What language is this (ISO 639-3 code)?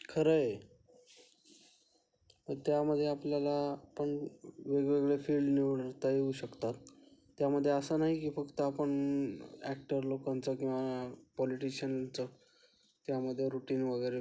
mar